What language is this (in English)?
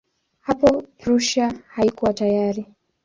Swahili